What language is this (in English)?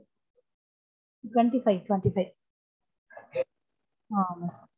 Tamil